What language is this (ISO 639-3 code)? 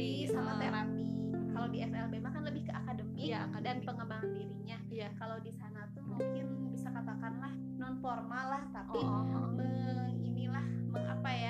ind